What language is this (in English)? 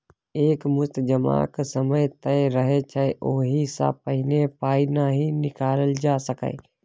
Maithili